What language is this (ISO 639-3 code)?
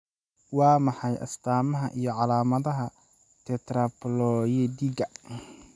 som